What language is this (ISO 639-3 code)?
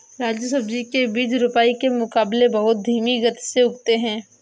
hin